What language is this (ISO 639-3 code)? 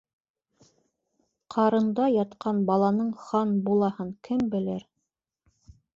bak